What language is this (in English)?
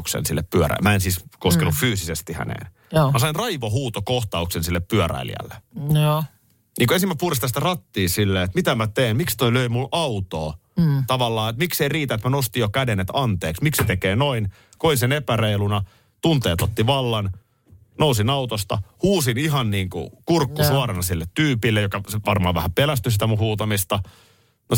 Finnish